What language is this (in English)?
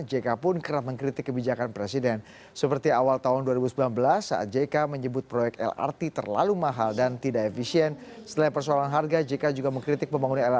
Indonesian